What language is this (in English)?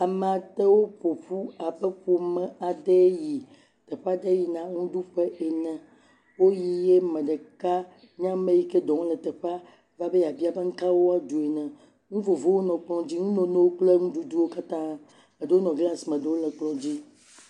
Ewe